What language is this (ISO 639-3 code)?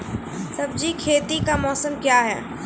mai